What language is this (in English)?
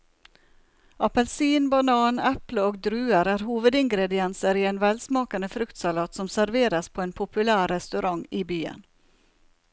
Norwegian